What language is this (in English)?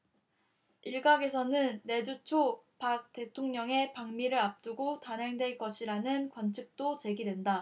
Korean